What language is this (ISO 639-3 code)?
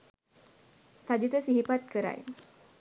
sin